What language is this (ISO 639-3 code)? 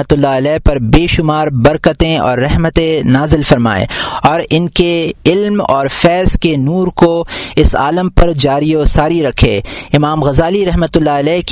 urd